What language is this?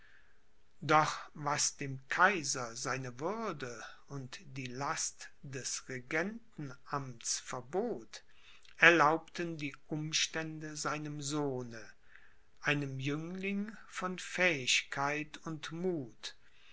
German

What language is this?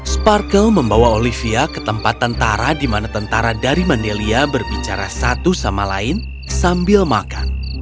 Indonesian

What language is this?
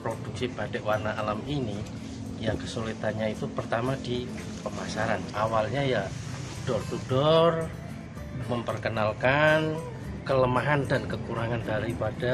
Indonesian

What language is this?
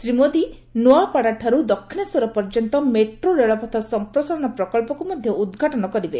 Odia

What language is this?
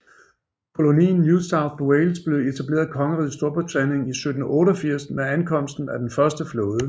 Danish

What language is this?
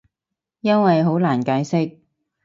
Cantonese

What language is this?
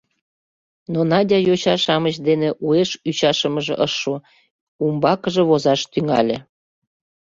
Mari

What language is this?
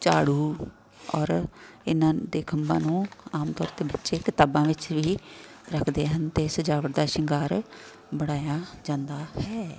Punjabi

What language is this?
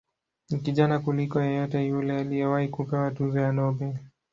Swahili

